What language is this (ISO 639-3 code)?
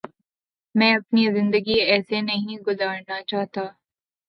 urd